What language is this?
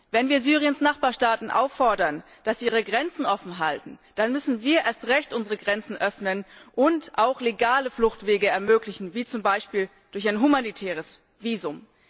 German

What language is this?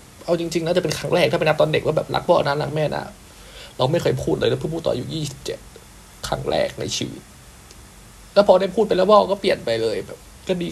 Thai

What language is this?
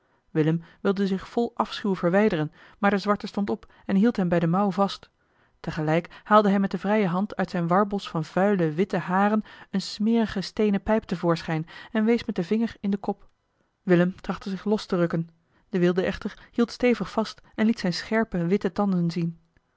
Dutch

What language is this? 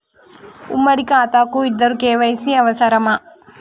Telugu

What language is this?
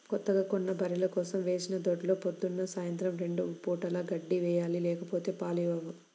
Telugu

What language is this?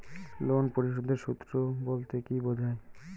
Bangla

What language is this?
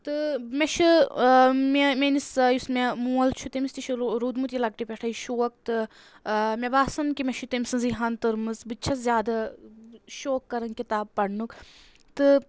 Kashmiri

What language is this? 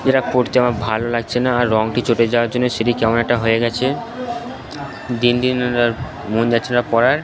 Bangla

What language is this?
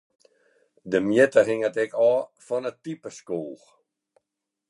Western Frisian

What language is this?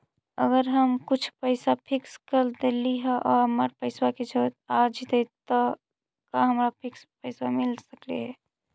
Magahi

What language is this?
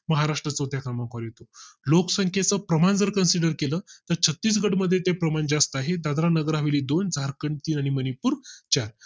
Marathi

